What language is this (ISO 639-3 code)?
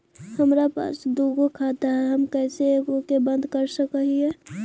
mag